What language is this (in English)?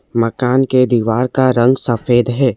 Hindi